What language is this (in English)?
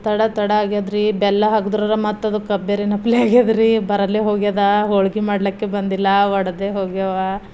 Kannada